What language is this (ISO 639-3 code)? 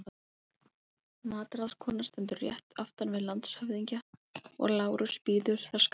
isl